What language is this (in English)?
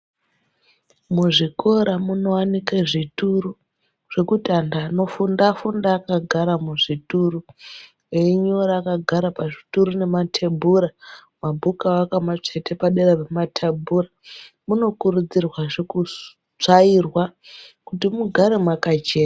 Ndau